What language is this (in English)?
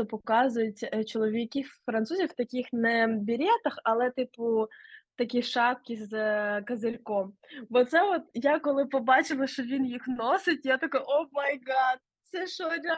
Ukrainian